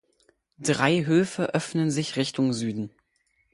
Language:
German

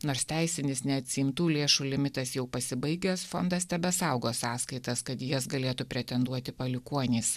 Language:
Lithuanian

